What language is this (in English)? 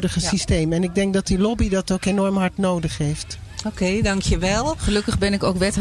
Dutch